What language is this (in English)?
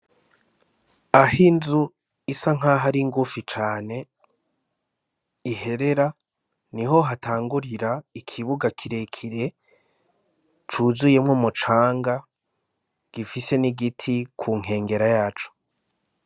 Rundi